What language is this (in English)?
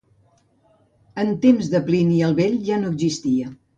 Catalan